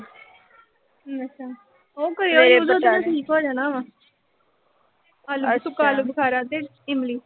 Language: Punjabi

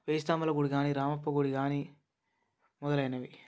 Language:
Telugu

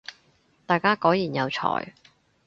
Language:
Cantonese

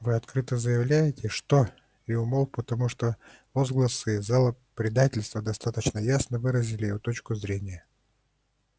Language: Russian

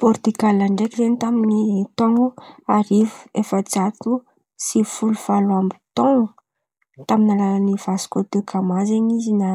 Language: Antankarana Malagasy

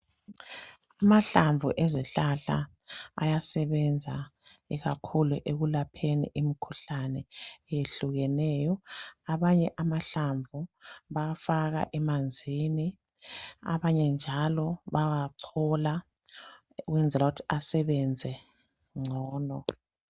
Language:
North Ndebele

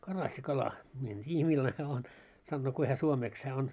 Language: Finnish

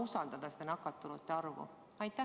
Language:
Estonian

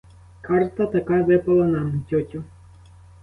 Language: Ukrainian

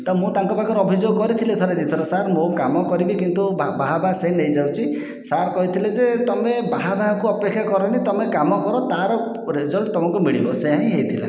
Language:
Odia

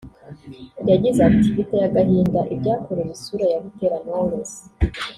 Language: Kinyarwanda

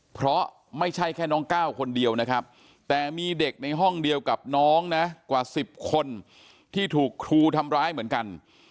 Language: Thai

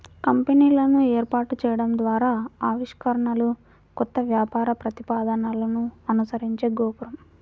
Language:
Telugu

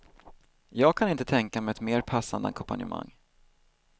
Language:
Swedish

